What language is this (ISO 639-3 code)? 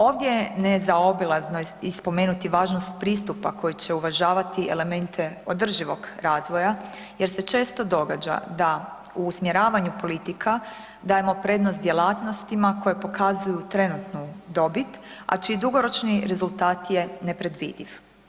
hrv